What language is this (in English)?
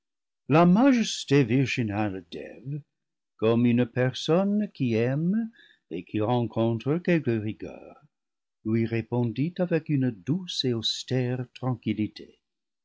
French